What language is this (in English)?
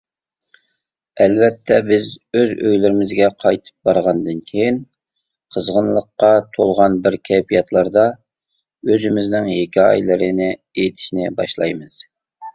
Uyghur